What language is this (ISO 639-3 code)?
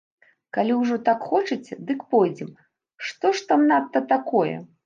bel